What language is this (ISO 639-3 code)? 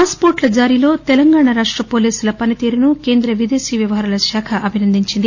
tel